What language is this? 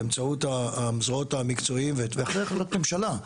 Hebrew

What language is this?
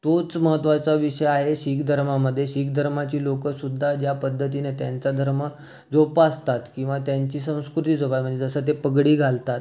Marathi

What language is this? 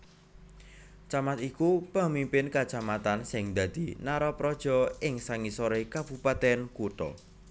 Javanese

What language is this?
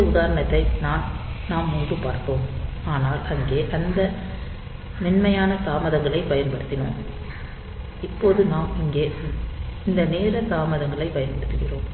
Tamil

